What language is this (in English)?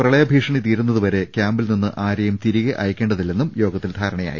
Malayalam